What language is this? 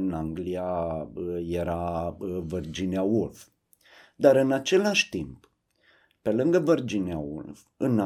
Romanian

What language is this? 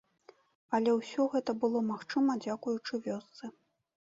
Belarusian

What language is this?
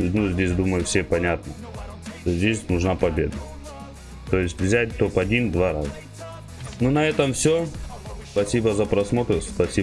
Russian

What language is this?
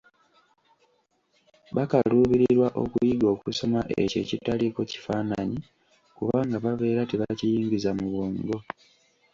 Ganda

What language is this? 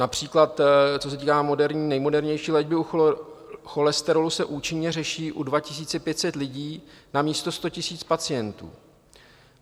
Czech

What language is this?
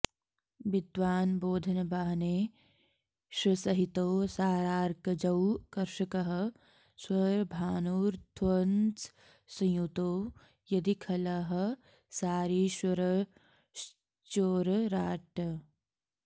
Sanskrit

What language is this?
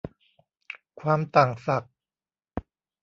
Thai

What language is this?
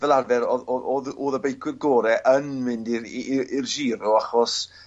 Welsh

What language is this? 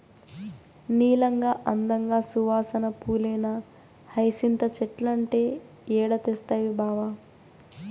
Telugu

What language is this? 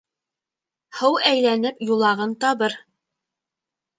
Bashkir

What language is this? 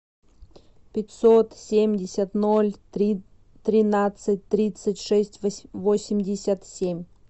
Russian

